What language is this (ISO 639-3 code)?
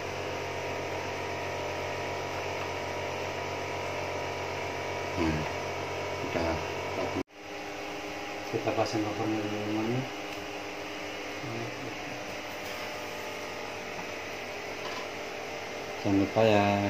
ind